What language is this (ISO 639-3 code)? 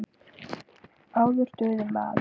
isl